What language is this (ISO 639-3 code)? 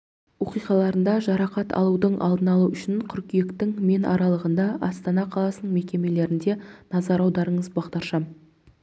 kaz